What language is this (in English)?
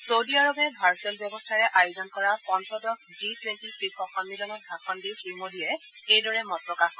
Assamese